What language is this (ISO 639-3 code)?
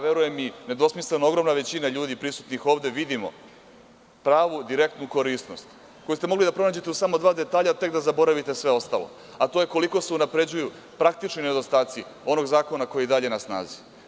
srp